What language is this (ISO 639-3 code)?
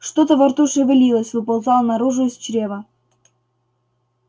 rus